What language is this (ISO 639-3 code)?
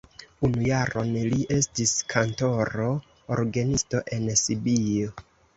epo